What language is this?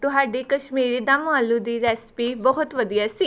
Punjabi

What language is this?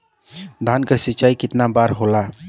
Bhojpuri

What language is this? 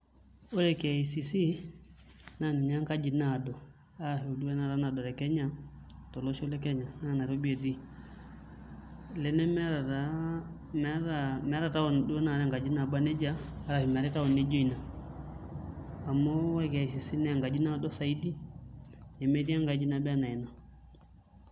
Masai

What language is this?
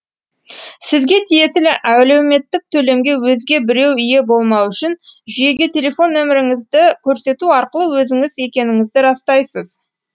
Kazakh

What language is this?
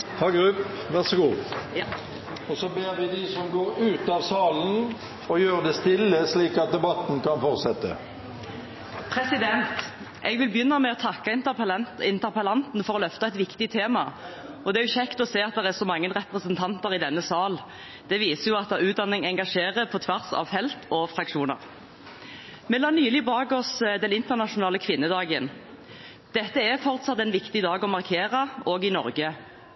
Norwegian Bokmål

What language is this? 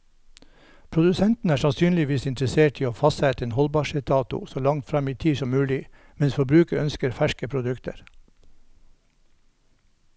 Norwegian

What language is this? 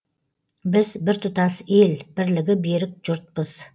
Kazakh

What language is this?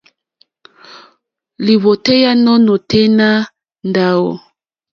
Mokpwe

